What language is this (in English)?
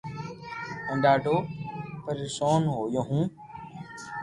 Loarki